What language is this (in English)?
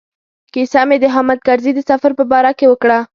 Pashto